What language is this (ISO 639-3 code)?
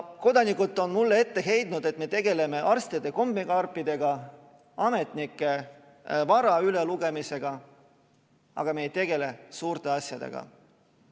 est